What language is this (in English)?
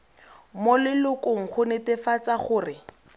Tswana